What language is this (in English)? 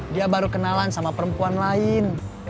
Indonesian